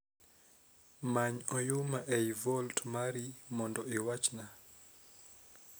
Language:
Luo (Kenya and Tanzania)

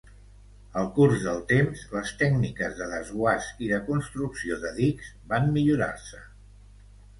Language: Catalan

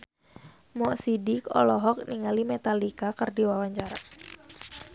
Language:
Sundanese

